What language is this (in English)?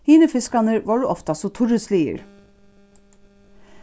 Faroese